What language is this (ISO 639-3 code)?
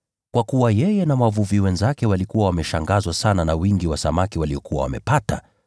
swa